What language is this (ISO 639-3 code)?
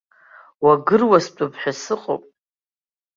abk